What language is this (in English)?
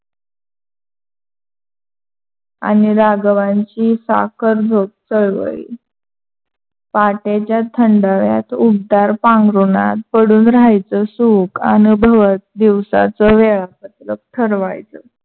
Marathi